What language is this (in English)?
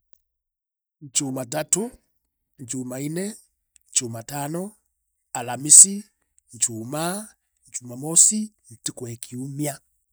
Meru